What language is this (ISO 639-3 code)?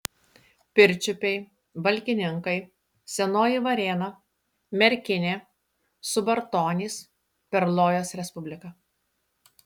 lit